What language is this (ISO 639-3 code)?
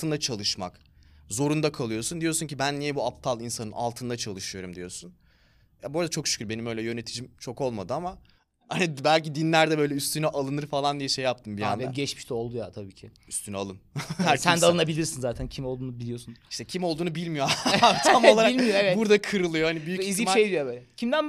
tur